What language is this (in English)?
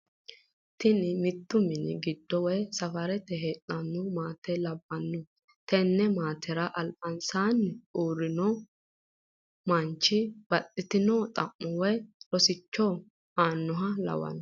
Sidamo